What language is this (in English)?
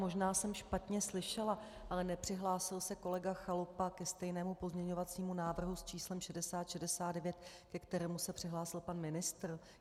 Czech